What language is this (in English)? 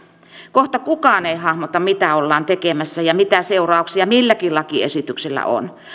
Finnish